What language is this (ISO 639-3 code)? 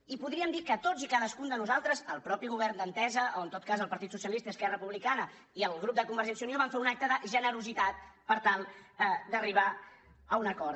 cat